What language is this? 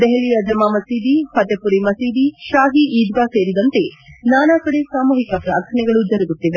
Kannada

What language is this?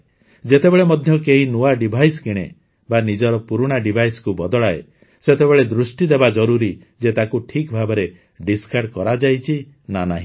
Odia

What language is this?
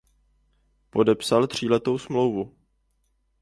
Czech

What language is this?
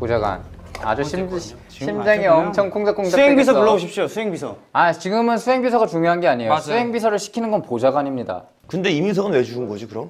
Korean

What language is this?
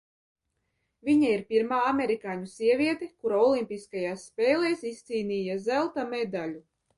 Latvian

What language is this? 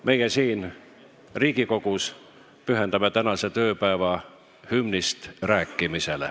Estonian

